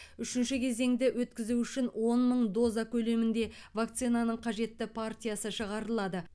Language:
Kazakh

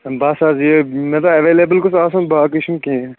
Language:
Kashmiri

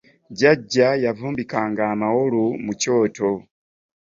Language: Ganda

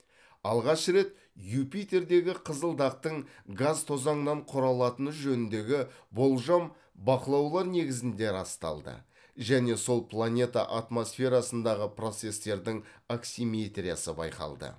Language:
Kazakh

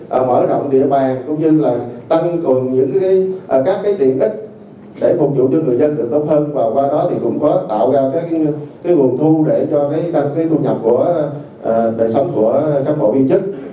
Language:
Vietnamese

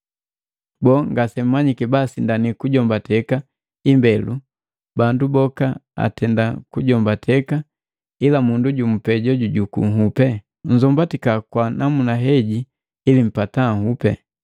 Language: Matengo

